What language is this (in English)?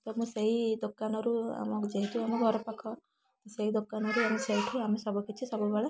Odia